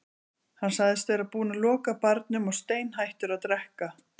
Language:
Icelandic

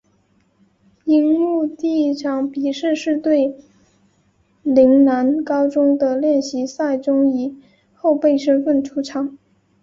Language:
Chinese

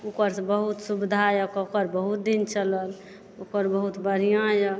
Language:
Maithili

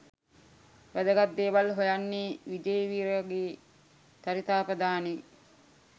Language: Sinhala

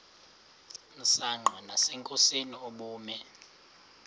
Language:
Xhosa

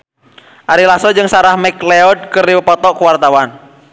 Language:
Sundanese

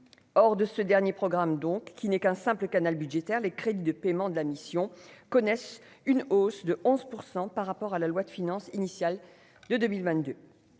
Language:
French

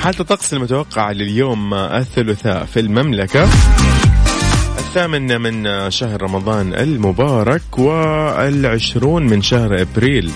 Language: Arabic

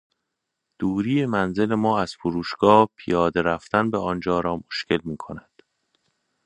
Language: Persian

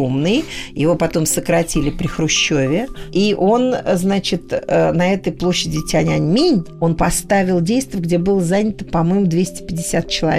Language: Russian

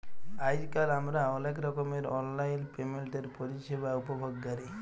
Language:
Bangla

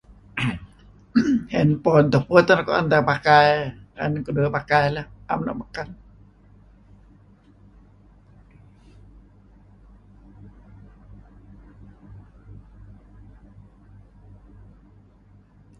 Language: Kelabit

